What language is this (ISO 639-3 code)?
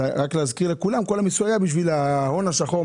heb